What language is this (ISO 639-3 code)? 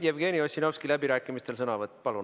est